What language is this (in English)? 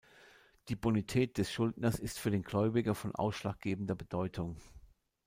German